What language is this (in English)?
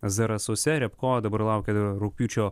Lithuanian